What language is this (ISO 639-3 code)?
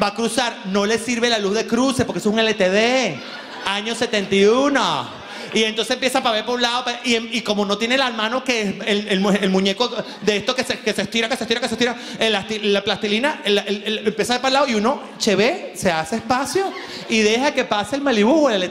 spa